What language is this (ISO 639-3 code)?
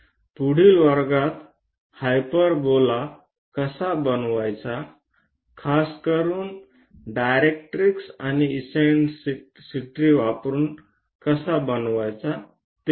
mar